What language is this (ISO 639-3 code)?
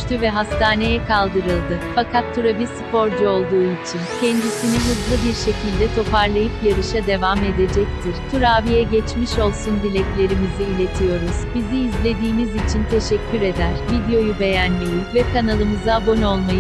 tur